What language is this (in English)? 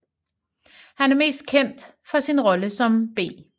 Danish